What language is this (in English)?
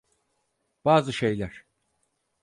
Turkish